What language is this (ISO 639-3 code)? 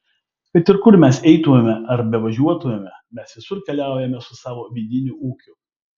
lit